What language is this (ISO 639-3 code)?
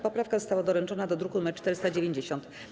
pol